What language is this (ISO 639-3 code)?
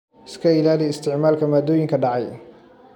som